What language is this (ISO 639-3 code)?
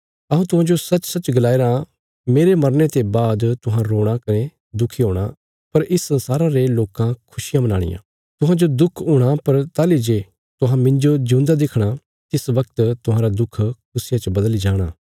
kfs